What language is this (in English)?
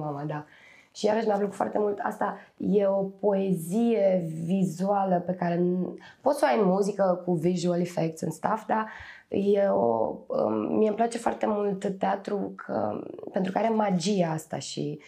Romanian